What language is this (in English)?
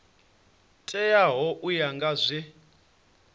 Venda